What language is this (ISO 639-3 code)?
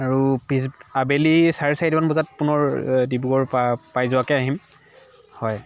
asm